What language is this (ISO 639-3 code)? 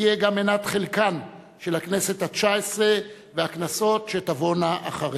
heb